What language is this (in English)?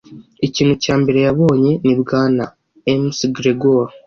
Kinyarwanda